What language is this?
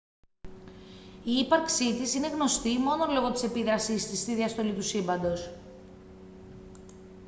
Greek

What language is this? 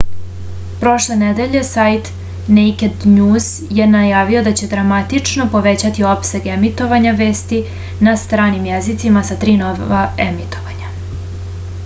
Serbian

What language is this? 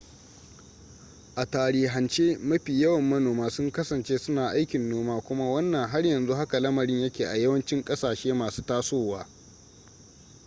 Hausa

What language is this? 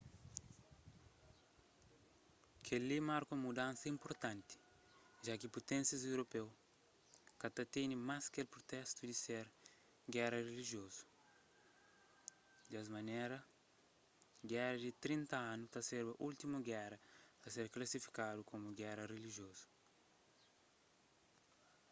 Kabuverdianu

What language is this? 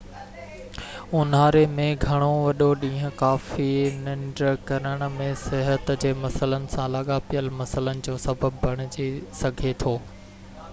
Sindhi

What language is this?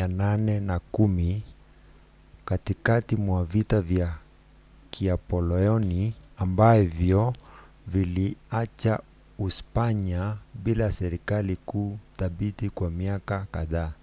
Swahili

